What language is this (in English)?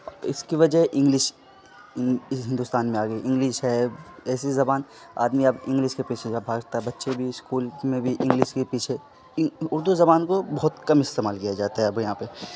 Urdu